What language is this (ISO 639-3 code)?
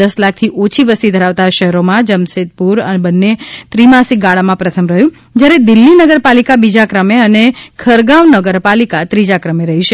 guj